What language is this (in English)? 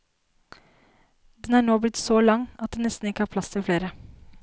Norwegian